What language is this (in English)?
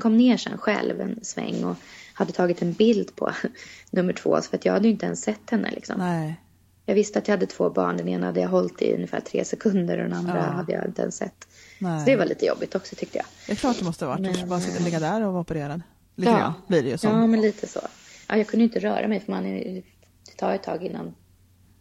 Swedish